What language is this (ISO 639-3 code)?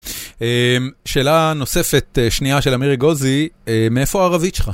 heb